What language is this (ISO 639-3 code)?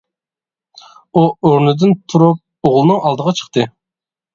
uig